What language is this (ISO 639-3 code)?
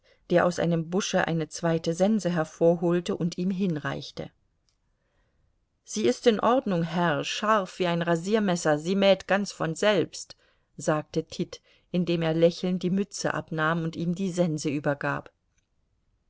deu